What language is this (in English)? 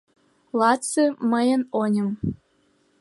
Mari